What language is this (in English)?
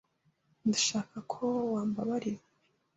Kinyarwanda